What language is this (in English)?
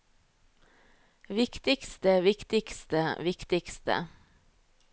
Norwegian